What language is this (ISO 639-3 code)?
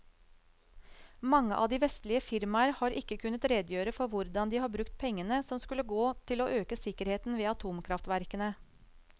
nor